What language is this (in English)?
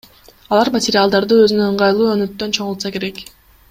Kyrgyz